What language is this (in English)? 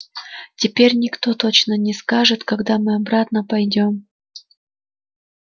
Russian